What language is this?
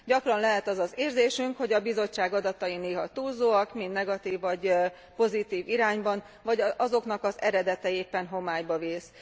Hungarian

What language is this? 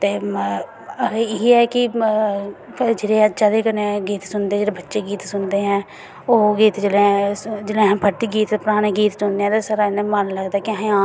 Dogri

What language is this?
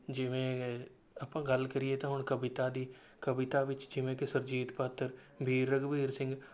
Punjabi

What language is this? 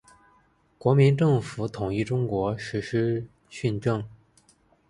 Chinese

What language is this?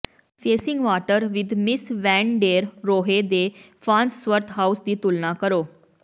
Punjabi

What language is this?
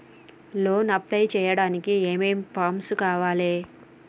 Telugu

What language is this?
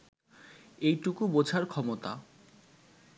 Bangla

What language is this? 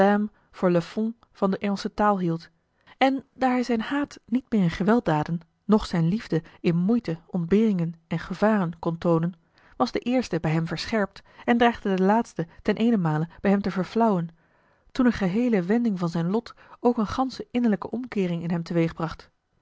Dutch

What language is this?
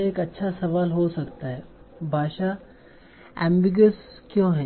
Hindi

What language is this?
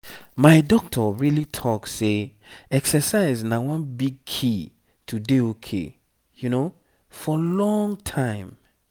Nigerian Pidgin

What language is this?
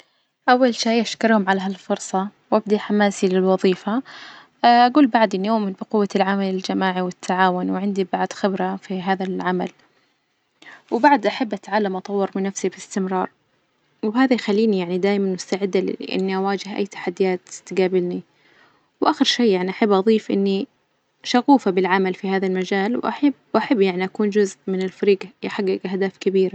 Najdi Arabic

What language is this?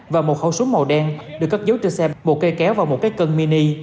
Vietnamese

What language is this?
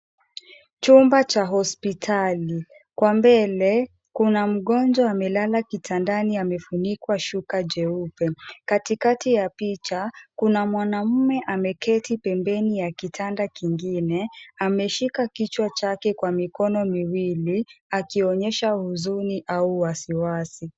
Swahili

